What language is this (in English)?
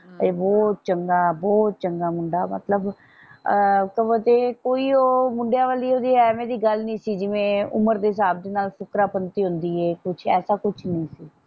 Punjabi